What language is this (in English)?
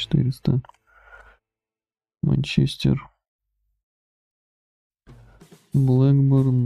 Russian